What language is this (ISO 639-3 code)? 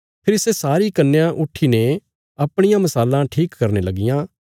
kfs